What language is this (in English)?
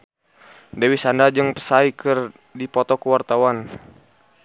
Sundanese